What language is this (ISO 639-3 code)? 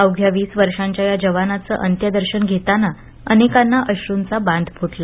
mar